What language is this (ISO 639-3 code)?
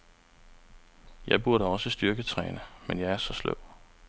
dan